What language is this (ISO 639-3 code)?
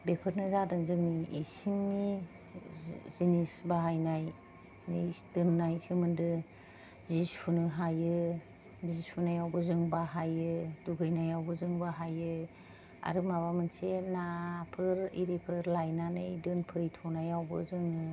brx